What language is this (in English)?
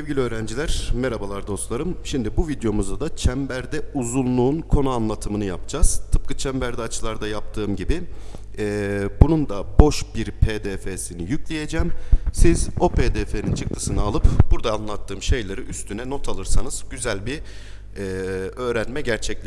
Turkish